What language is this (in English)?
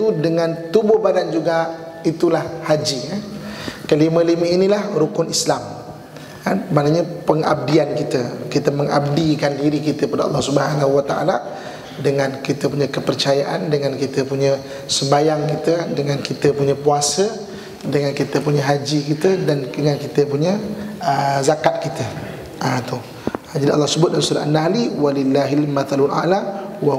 Malay